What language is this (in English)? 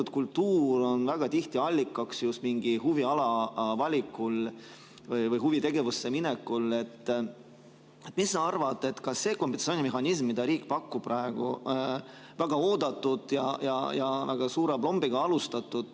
Estonian